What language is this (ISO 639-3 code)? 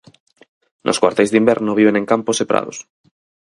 glg